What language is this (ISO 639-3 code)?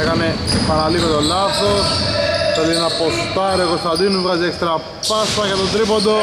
ell